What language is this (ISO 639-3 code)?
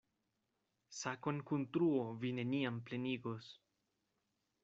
epo